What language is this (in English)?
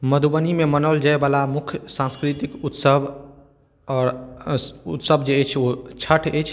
Maithili